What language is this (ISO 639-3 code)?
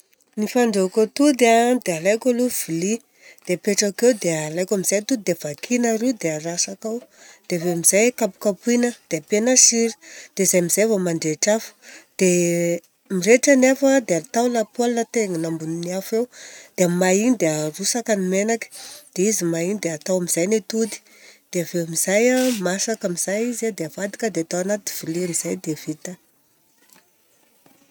bzc